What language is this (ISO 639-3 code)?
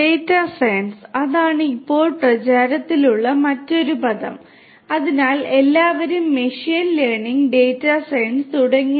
mal